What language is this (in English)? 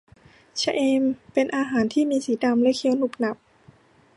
Thai